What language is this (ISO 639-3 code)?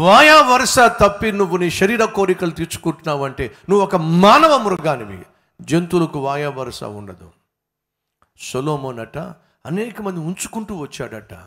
tel